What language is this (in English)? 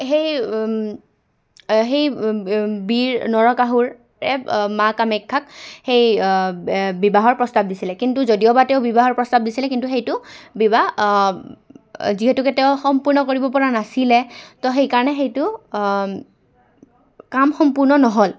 Assamese